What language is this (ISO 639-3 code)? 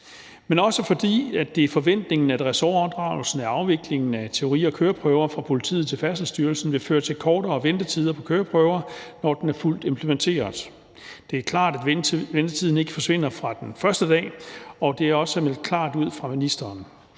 dan